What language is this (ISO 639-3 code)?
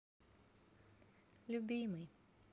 rus